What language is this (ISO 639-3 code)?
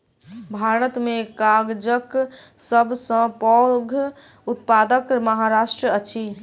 mai